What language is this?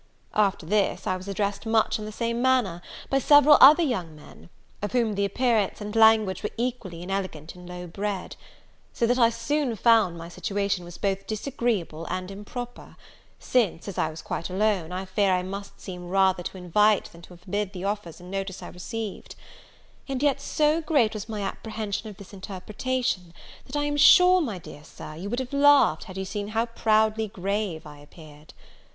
English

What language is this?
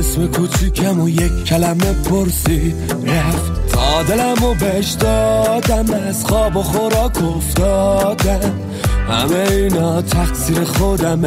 Persian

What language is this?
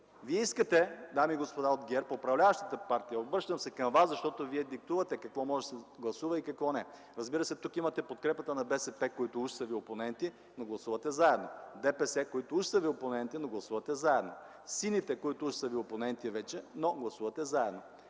Bulgarian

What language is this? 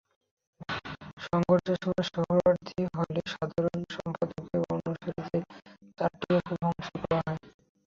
Bangla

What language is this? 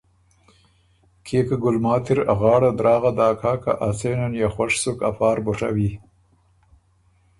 Ormuri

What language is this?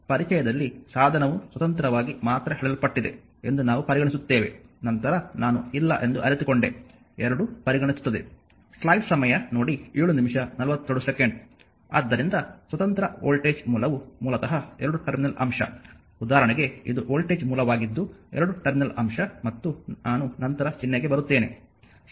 Kannada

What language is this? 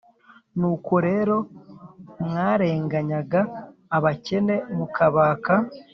Kinyarwanda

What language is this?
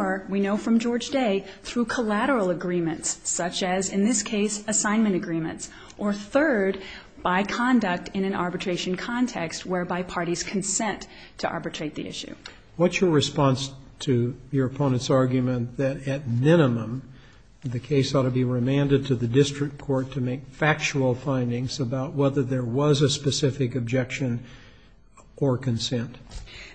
English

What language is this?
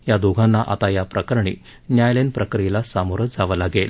Marathi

